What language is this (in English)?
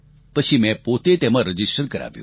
Gujarati